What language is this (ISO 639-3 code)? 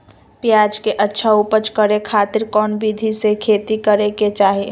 mag